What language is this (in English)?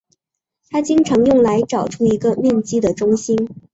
Chinese